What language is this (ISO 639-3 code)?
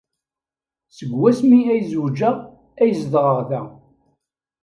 kab